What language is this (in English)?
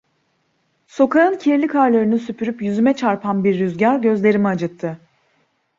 Turkish